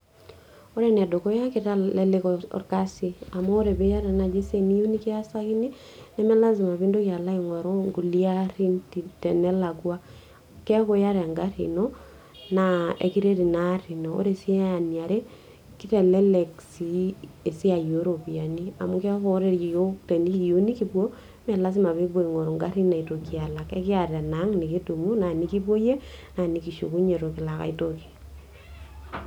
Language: Masai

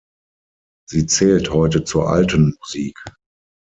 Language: German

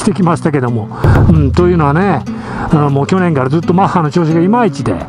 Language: Japanese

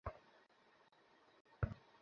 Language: Bangla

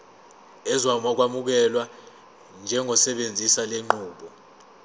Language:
Zulu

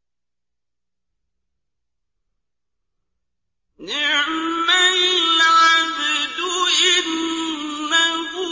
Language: Arabic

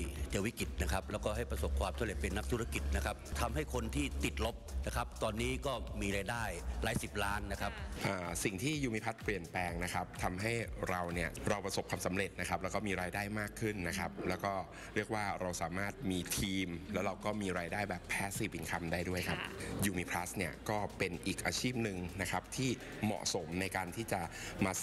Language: Thai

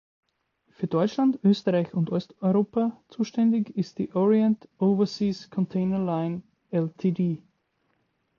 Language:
German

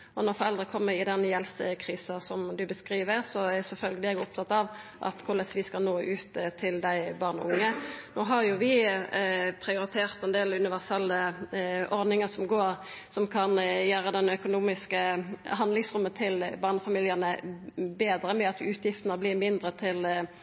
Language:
Norwegian Nynorsk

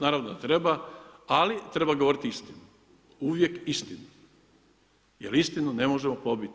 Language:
Croatian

